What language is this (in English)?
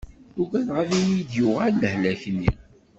Kabyle